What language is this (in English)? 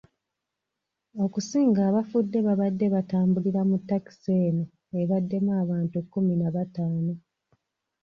Ganda